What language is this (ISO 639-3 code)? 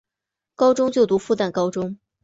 zho